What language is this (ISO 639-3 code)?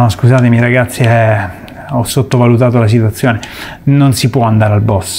ita